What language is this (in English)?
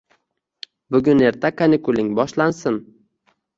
Uzbek